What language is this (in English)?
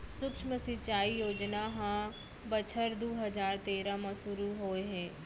Chhattisgarhi